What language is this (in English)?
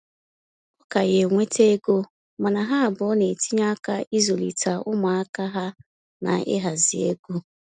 Igbo